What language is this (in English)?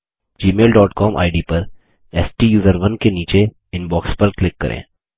Hindi